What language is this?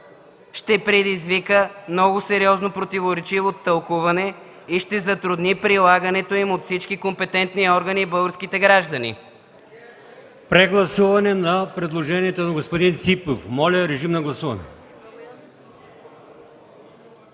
Bulgarian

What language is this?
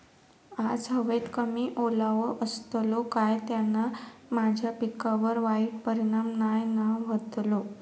Marathi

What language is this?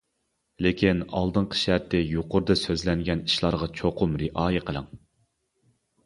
Uyghur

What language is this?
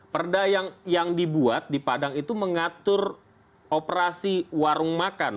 Indonesian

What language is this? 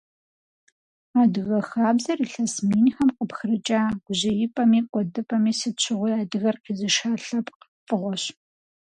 Kabardian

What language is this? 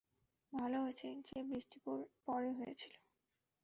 Bangla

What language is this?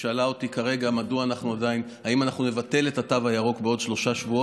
Hebrew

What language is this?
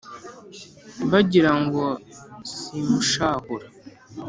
Kinyarwanda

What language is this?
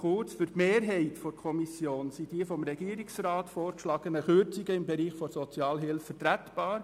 Swiss German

